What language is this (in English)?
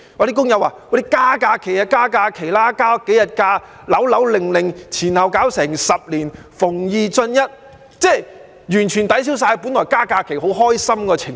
Cantonese